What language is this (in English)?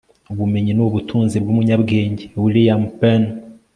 Kinyarwanda